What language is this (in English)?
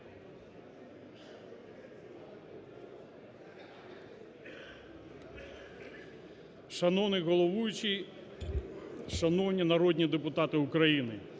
Ukrainian